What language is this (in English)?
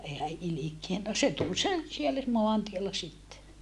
Finnish